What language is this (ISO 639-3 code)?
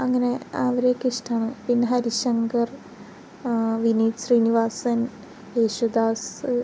mal